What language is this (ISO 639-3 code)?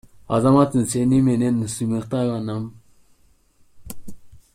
kir